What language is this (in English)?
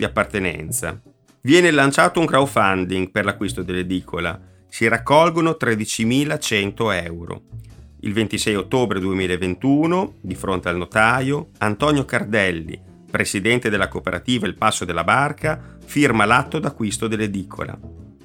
Italian